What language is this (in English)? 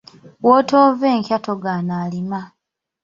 Ganda